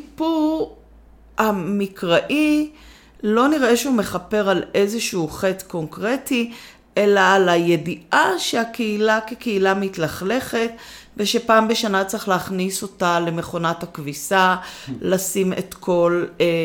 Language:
Hebrew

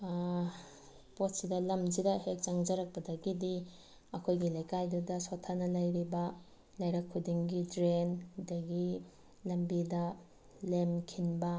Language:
Manipuri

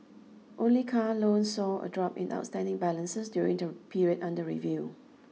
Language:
English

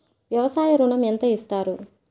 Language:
Telugu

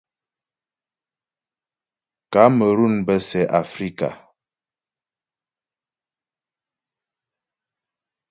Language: Ghomala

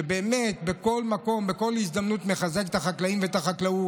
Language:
Hebrew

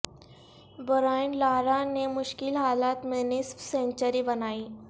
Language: Urdu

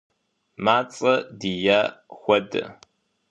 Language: Kabardian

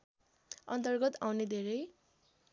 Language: Nepali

